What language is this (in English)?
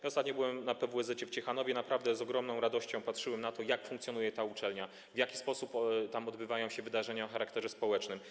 Polish